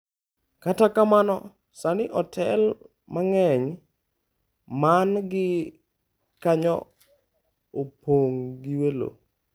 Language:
Luo (Kenya and Tanzania)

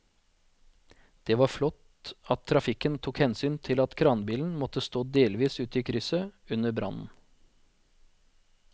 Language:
Norwegian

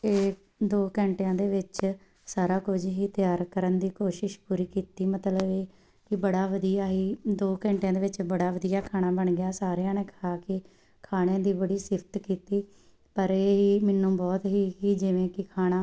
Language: Punjabi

